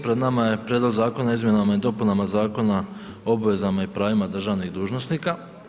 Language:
Croatian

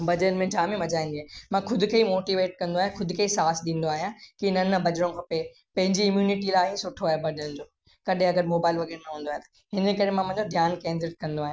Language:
Sindhi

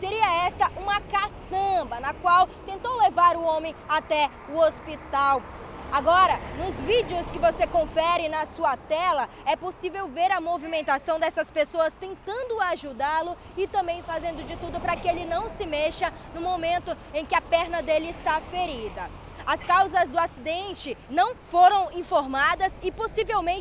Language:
Portuguese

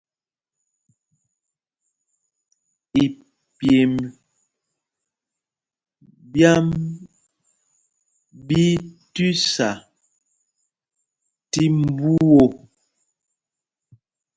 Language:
Mpumpong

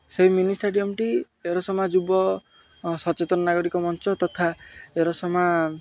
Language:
Odia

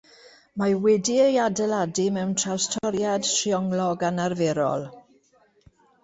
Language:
Welsh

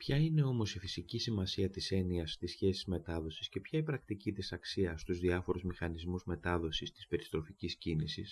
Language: Greek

